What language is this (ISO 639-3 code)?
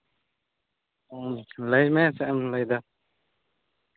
sat